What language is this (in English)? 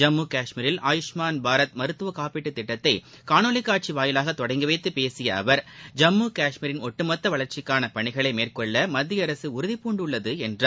Tamil